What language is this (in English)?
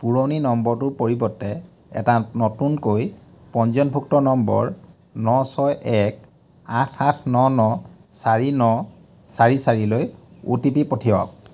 Assamese